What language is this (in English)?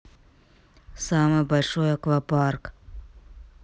Russian